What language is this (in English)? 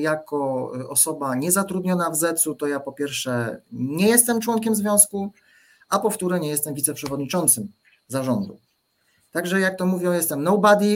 Polish